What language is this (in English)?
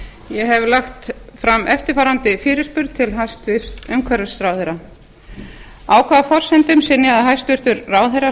Icelandic